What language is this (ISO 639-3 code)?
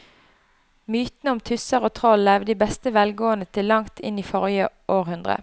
nor